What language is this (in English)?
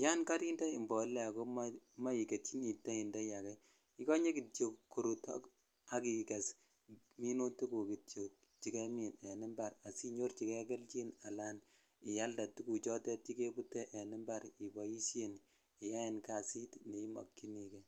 Kalenjin